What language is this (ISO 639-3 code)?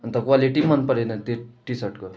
nep